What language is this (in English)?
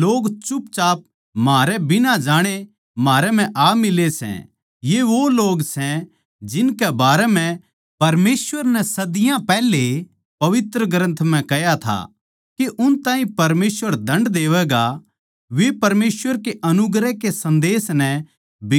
Haryanvi